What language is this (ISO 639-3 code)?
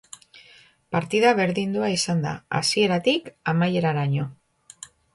eus